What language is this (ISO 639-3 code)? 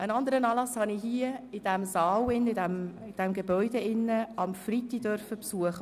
gsw